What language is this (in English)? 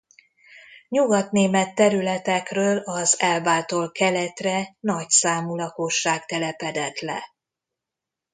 Hungarian